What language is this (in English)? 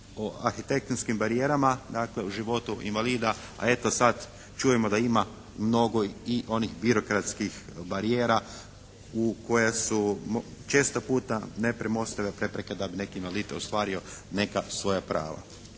Croatian